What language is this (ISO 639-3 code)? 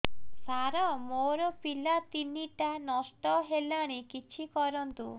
ori